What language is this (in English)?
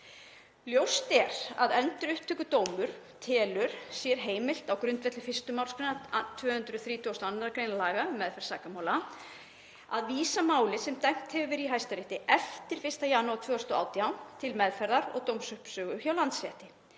Icelandic